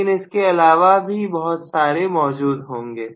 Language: Hindi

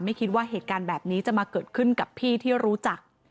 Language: Thai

